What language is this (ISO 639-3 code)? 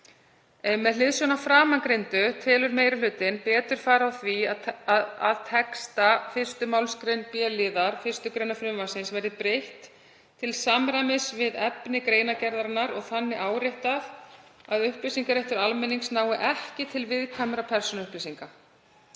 isl